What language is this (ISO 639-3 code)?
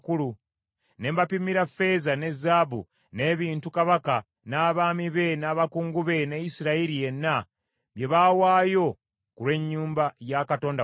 lug